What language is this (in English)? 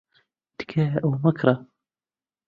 Central Kurdish